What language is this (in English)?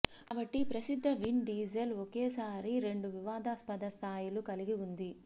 Telugu